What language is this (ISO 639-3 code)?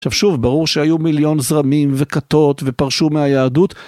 heb